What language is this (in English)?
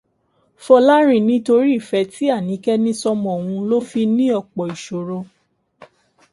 Yoruba